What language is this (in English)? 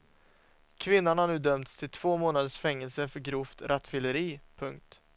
Swedish